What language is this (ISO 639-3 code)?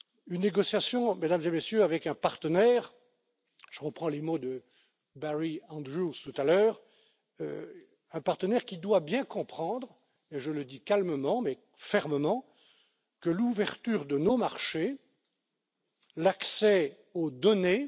fra